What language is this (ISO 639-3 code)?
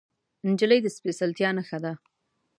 pus